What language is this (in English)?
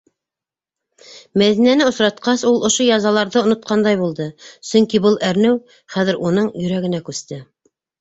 Bashkir